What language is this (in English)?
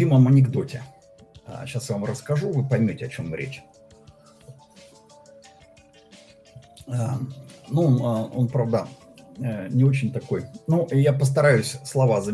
Russian